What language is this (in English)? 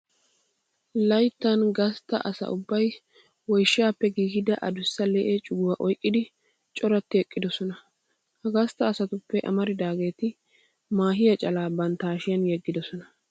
Wolaytta